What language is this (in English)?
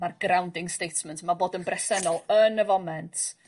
Welsh